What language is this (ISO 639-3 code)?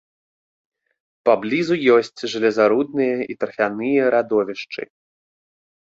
bel